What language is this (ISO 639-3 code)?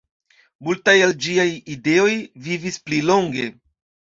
epo